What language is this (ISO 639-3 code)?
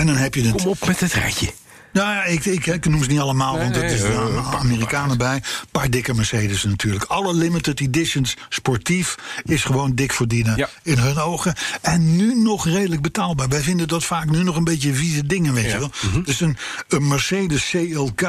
nld